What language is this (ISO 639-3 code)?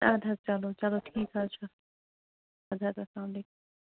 kas